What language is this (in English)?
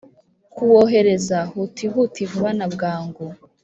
Kinyarwanda